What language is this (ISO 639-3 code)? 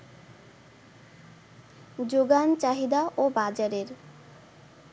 ben